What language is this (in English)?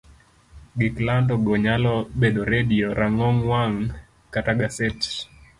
Luo (Kenya and Tanzania)